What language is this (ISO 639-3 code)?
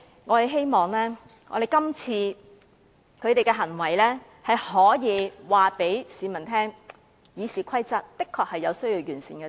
yue